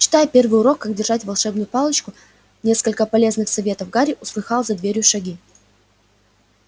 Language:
Russian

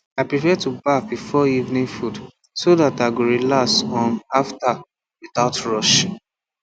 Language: Nigerian Pidgin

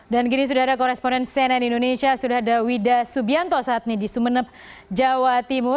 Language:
Indonesian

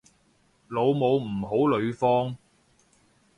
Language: Cantonese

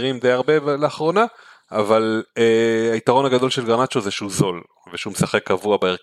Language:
Hebrew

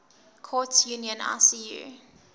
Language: English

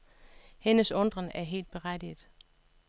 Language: Danish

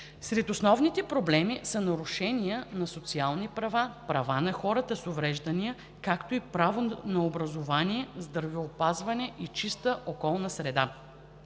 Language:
Bulgarian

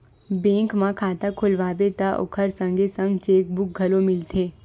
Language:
Chhattisgarhi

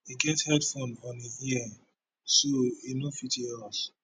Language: Nigerian Pidgin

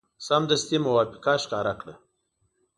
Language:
Pashto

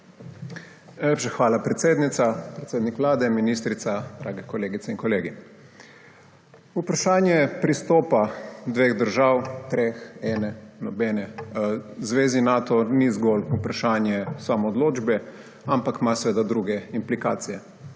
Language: Slovenian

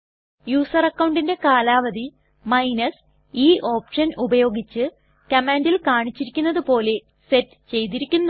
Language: Malayalam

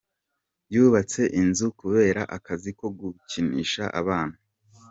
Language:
Kinyarwanda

